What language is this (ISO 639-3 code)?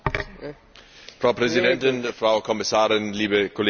deu